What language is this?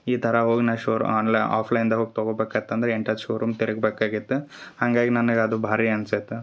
Kannada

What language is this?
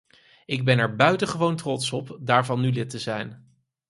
Dutch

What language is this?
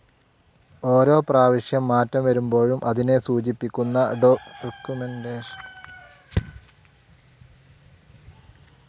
Malayalam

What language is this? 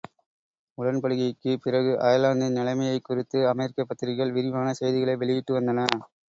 Tamil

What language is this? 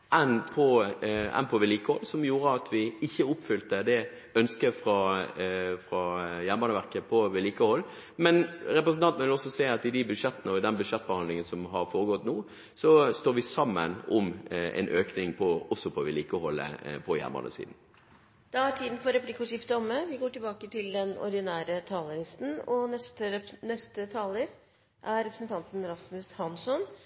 Norwegian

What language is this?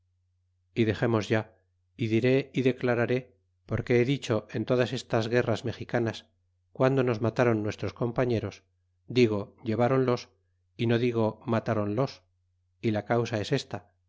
Spanish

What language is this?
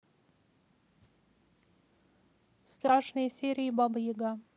Russian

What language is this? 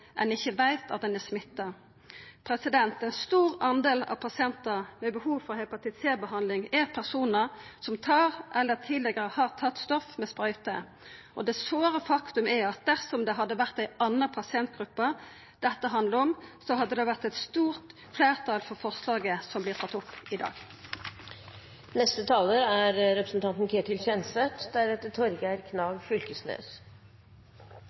Norwegian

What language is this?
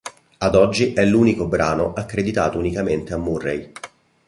Italian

